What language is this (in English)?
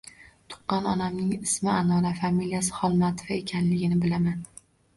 Uzbek